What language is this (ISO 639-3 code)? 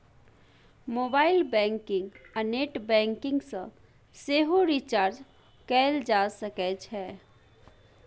mai